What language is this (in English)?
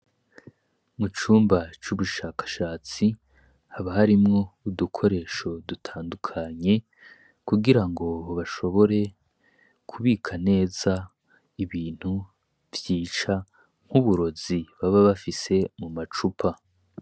Rundi